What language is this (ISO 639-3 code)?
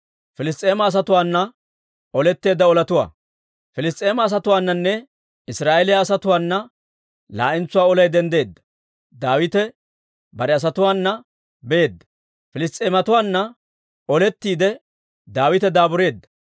dwr